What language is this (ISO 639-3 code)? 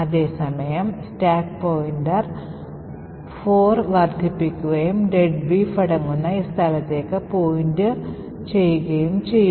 mal